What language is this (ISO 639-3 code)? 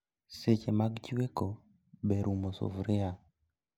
luo